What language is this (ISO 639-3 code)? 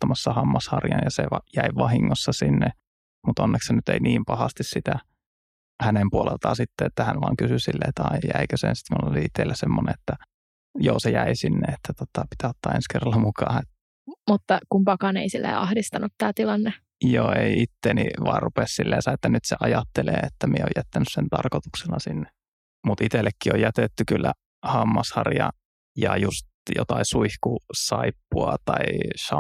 fin